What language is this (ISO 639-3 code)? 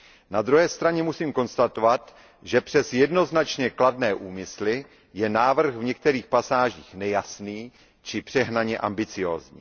ces